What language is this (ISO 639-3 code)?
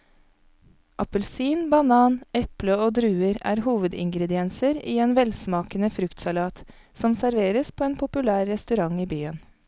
nor